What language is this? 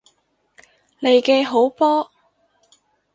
Cantonese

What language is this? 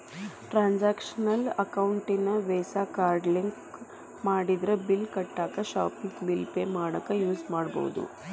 Kannada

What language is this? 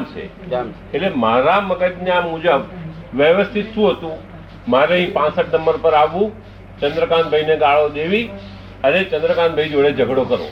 Gujarati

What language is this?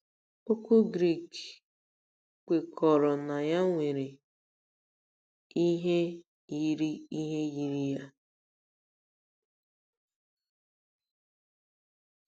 Igbo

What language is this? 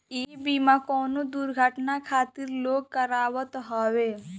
Bhojpuri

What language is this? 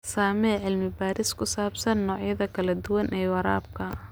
Somali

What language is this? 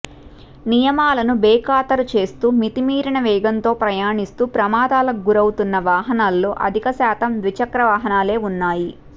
Telugu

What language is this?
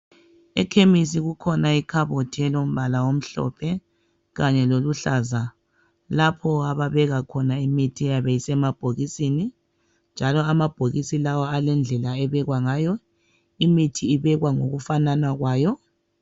North Ndebele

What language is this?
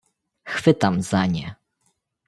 Polish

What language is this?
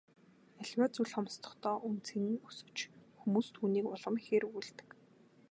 Mongolian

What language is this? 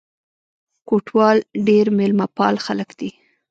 Pashto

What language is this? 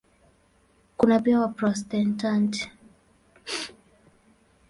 Swahili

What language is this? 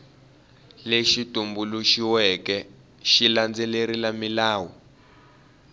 Tsonga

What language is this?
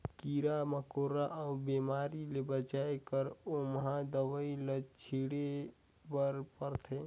Chhattisgarhi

